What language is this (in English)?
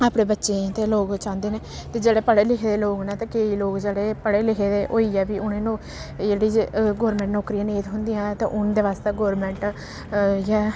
Dogri